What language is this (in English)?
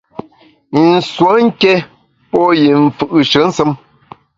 Bamun